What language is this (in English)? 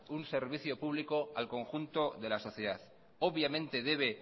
Spanish